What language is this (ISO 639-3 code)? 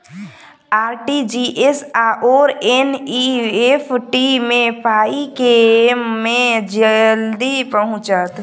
mai